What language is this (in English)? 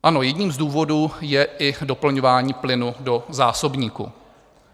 Czech